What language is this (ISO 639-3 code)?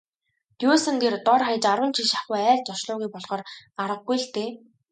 mon